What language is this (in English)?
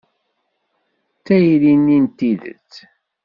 Kabyle